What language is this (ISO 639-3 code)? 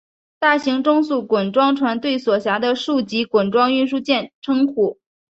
zho